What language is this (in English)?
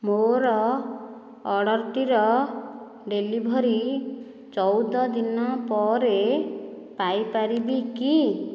Odia